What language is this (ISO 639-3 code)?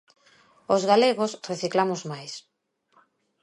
glg